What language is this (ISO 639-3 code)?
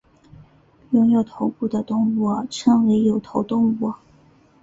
zho